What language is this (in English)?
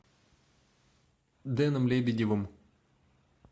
Russian